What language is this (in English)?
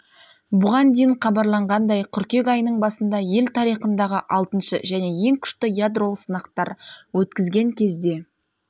Kazakh